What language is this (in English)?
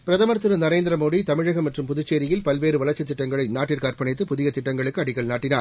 Tamil